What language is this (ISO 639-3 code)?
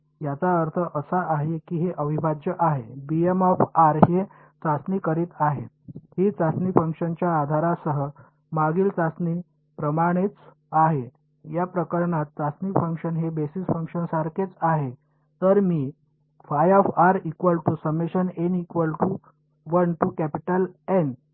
mar